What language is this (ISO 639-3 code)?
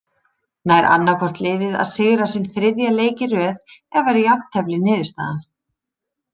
isl